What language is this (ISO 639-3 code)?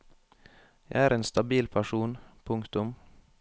nor